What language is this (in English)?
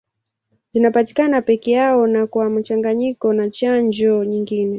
Swahili